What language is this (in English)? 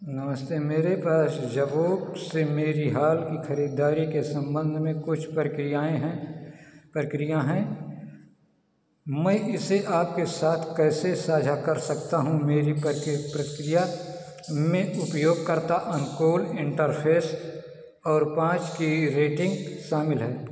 Hindi